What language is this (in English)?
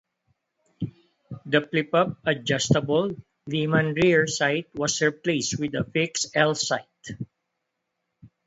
English